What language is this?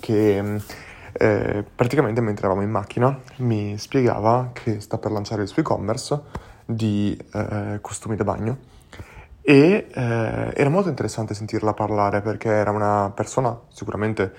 Italian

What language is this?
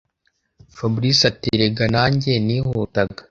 Kinyarwanda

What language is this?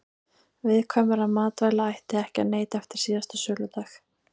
Icelandic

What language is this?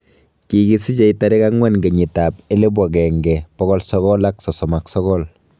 Kalenjin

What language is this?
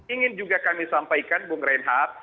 Indonesian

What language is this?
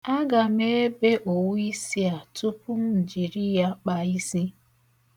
Igbo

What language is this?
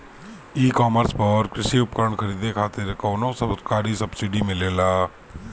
Bhojpuri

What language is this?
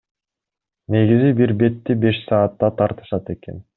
Kyrgyz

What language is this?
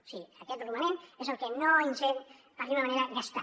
Catalan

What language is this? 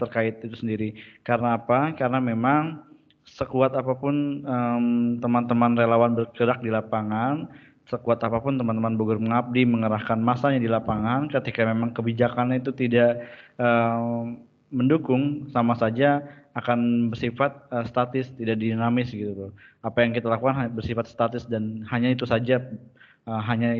Indonesian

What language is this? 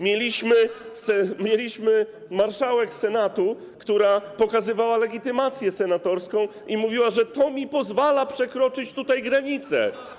Polish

